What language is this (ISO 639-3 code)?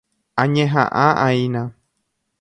grn